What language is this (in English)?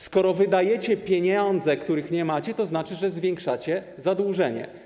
Polish